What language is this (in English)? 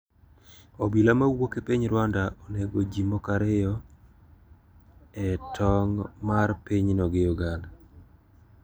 Luo (Kenya and Tanzania)